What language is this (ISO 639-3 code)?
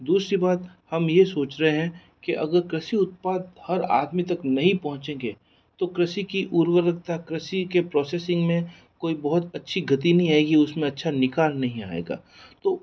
hin